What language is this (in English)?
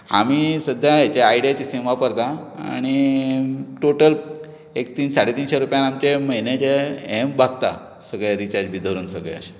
Konkani